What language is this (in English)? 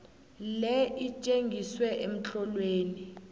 South Ndebele